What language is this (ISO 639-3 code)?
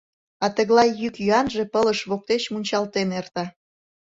chm